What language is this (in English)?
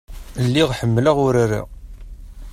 Kabyle